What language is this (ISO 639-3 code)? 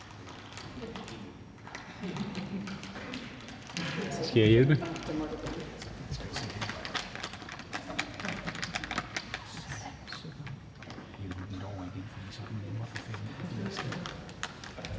dan